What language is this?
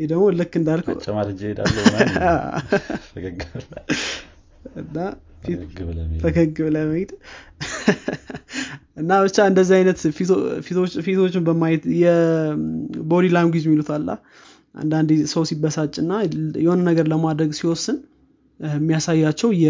Amharic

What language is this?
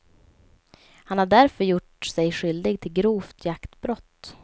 Swedish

